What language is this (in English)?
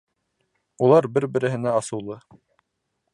Bashkir